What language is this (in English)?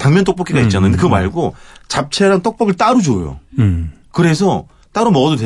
Korean